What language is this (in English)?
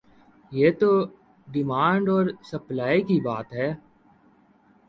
Urdu